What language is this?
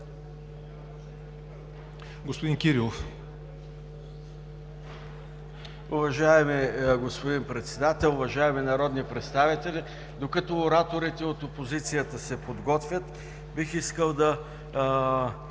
Bulgarian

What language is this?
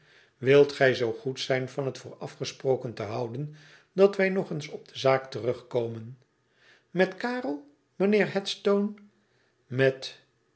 Dutch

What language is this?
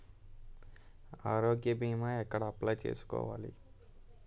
Telugu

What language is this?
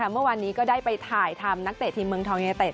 Thai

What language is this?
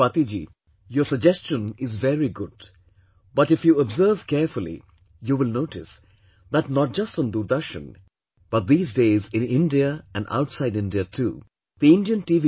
English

